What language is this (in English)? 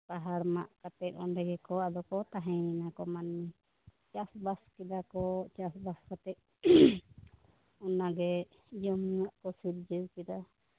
Santali